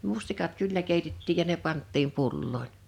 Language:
Finnish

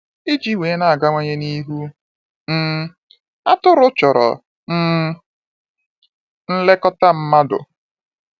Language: Igbo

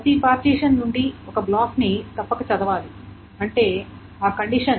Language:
Telugu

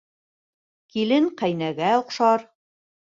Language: Bashkir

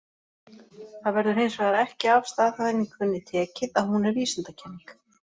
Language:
Icelandic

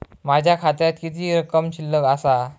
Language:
Marathi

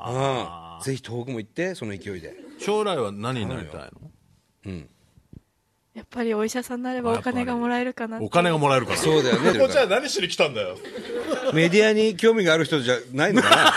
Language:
Japanese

